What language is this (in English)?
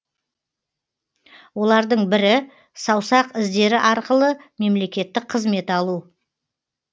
Kazakh